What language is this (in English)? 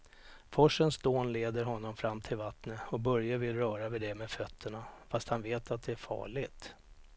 Swedish